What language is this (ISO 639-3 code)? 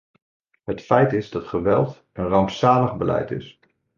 nld